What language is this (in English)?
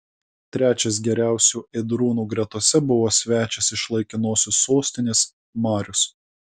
Lithuanian